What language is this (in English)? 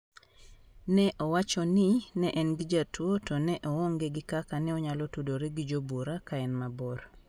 Luo (Kenya and Tanzania)